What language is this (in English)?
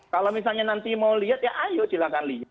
Indonesian